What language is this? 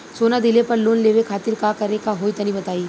Bhojpuri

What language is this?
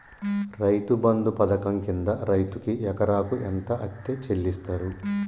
Telugu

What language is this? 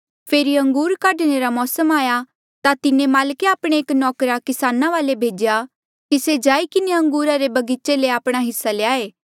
Mandeali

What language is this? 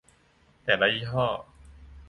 Thai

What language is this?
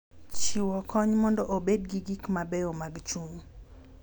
Luo (Kenya and Tanzania)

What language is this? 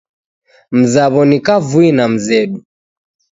Taita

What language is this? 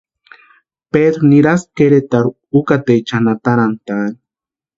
Western Highland Purepecha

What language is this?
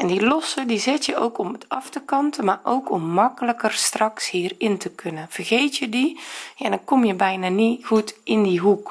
Dutch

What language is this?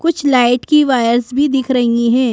Hindi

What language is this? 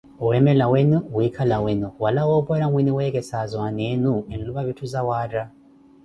Koti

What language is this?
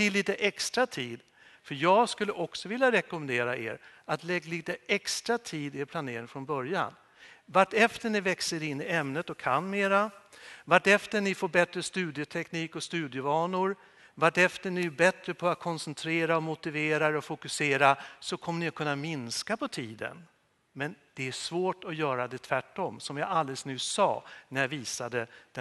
Swedish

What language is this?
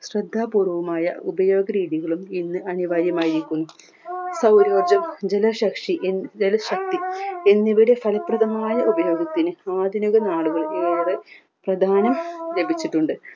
Malayalam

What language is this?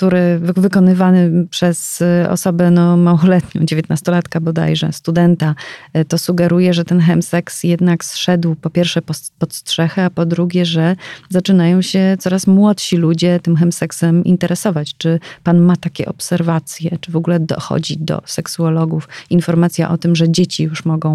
Polish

